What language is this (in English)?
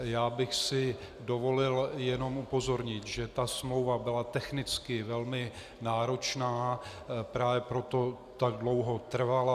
Czech